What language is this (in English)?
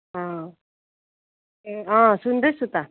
Nepali